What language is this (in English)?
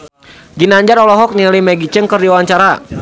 Sundanese